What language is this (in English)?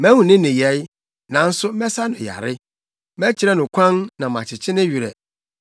Akan